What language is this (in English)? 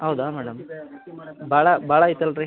Kannada